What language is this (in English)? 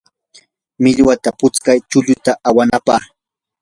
Yanahuanca Pasco Quechua